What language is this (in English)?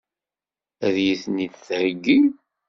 Kabyle